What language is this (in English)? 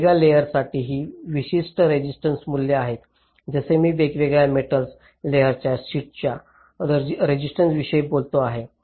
Marathi